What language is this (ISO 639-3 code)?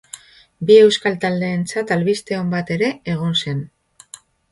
eus